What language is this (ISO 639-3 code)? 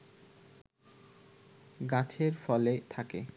ben